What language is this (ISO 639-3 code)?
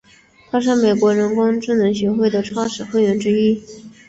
zho